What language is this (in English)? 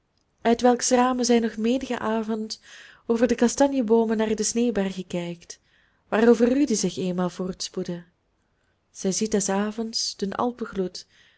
Dutch